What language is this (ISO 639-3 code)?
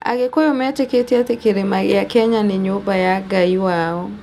kik